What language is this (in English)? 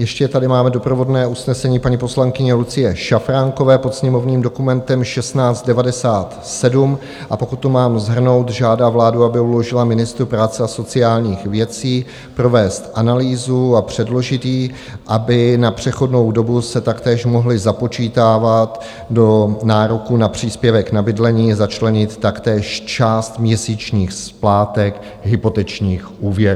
Czech